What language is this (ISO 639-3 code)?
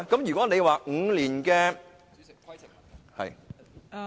yue